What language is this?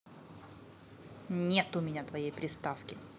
Russian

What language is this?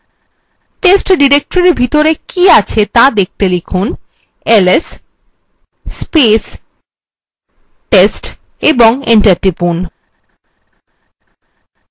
Bangla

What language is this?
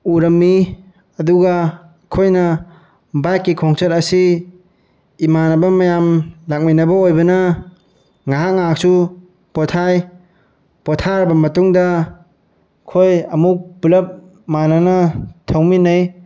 Manipuri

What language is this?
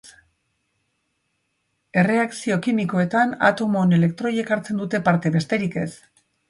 Basque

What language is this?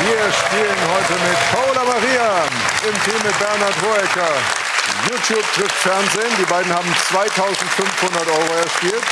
German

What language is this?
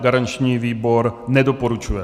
Czech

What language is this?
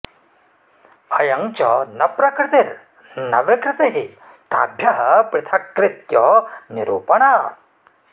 Sanskrit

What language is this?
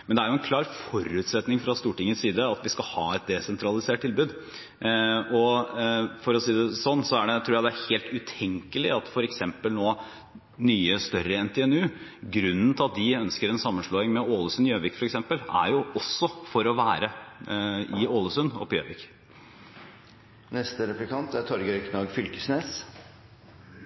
Norwegian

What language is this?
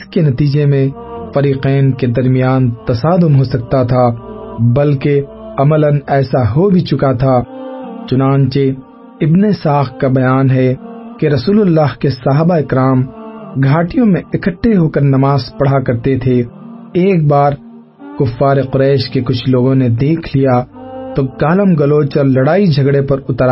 Urdu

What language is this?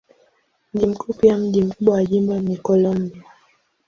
Swahili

